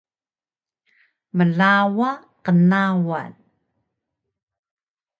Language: Taroko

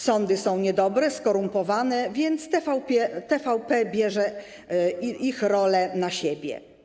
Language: Polish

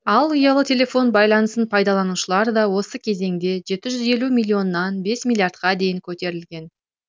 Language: Kazakh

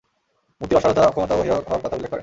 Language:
Bangla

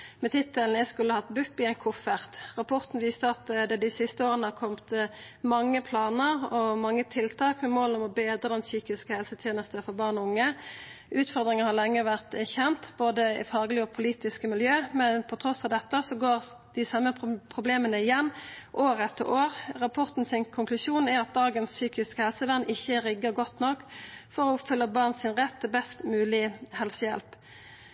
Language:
Norwegian Nynorsk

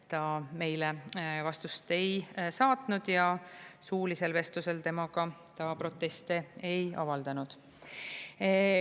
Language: Estonian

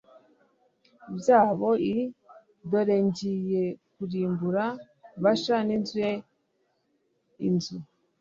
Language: Kinyarwanda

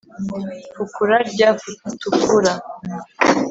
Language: Kinyarwanda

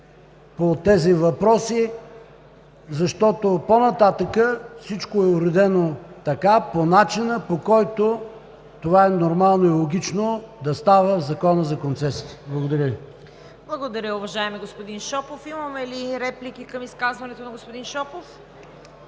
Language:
Bulgarian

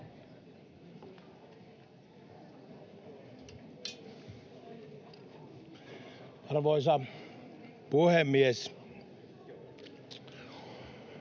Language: Finnish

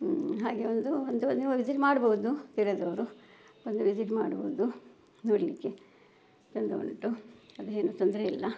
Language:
Kannada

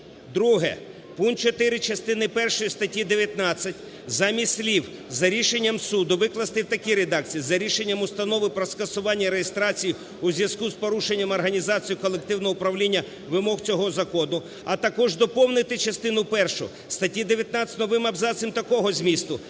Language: Ukrainian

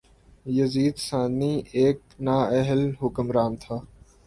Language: Urdu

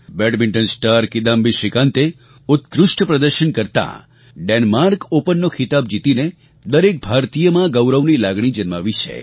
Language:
Gujarati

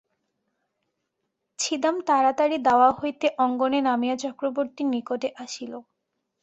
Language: Bangla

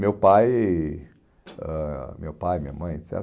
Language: Portuguese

